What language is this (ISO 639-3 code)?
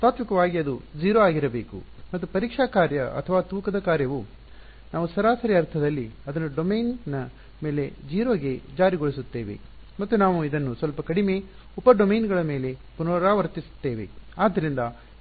kan